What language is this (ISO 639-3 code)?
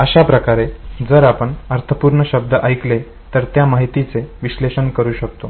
mar